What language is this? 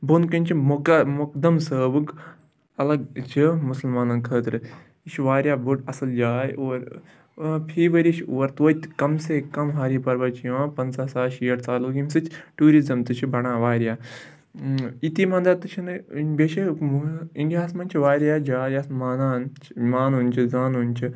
Kashmiri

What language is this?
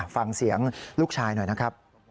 Thai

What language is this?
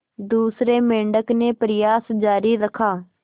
Hindi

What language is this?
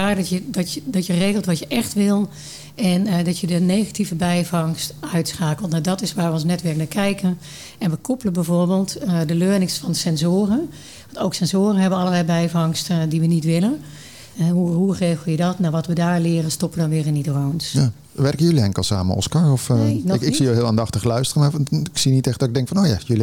Dutch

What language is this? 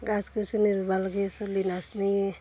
Assamese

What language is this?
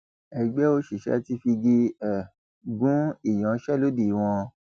Yoruba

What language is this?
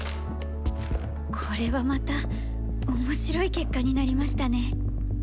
Japanese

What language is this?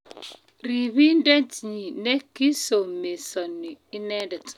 Kalenjin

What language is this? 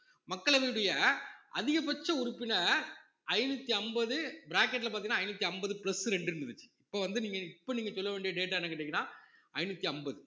Tamil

